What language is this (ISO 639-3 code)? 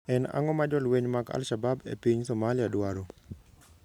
luo